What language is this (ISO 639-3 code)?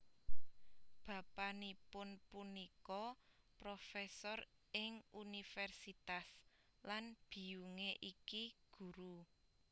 jav